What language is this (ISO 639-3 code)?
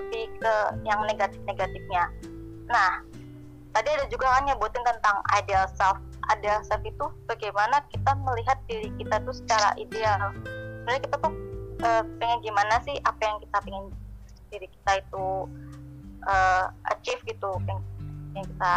ind